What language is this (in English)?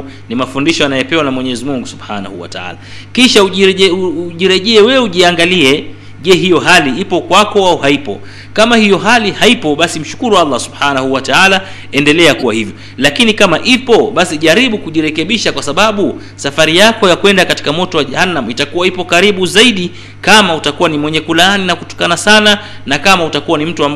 Swahili